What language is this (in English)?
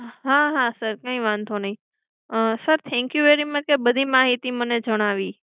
Gujarati